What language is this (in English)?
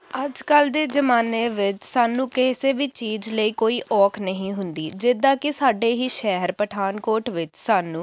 Punjabi